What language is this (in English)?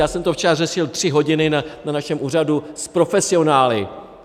Czech